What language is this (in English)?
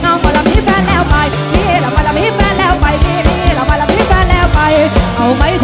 Thai